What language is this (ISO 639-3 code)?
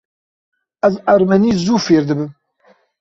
kur